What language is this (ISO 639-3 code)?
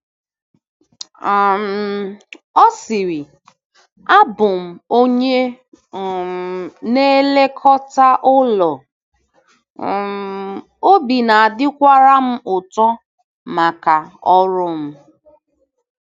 ibo